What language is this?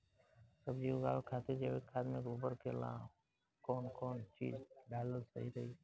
Bhojpuri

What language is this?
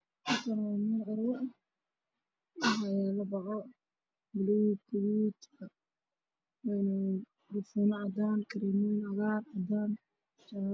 Somali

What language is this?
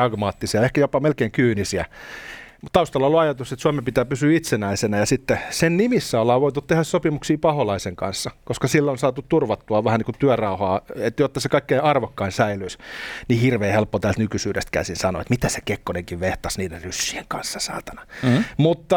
Finnish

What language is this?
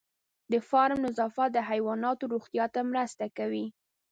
Pashto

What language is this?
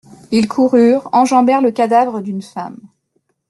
French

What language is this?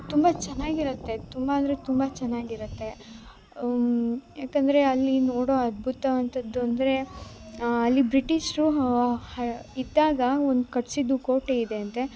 Kannada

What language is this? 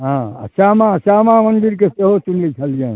Maithili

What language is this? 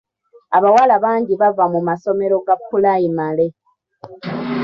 Ganda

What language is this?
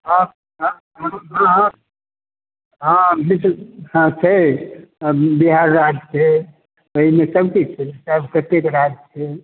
Maithili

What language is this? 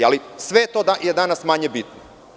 Serbian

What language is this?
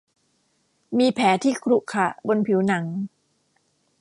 Thai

